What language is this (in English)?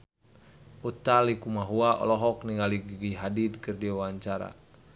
Sundanese